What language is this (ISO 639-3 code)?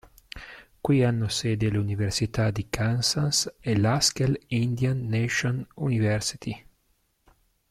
ita